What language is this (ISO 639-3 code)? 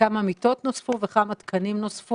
heb